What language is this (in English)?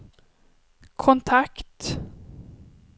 Swedish